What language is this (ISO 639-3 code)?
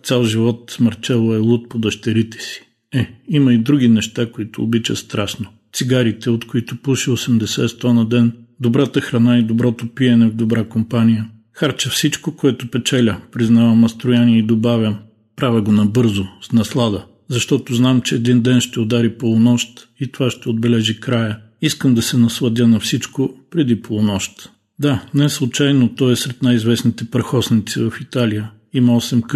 bul